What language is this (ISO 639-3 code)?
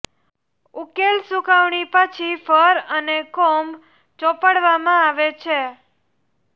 guj